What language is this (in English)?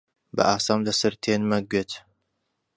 Central Kurdish